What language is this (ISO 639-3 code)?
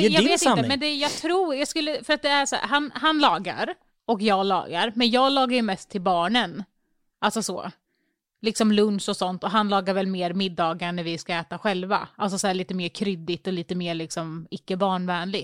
swe